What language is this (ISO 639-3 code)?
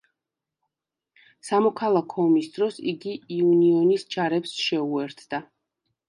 kat